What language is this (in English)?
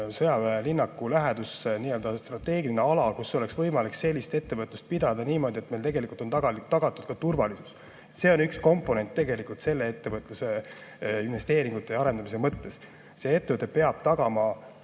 Estonian